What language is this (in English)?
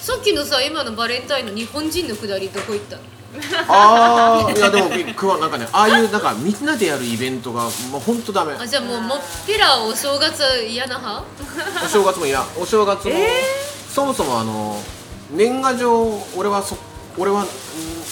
Japanese